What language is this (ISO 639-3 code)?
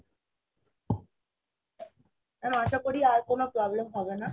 ben